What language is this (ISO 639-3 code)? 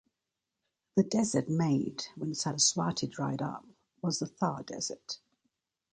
eng